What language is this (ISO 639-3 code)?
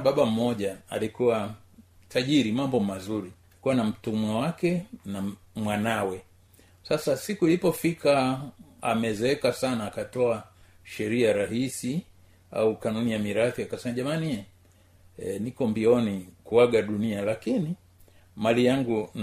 swa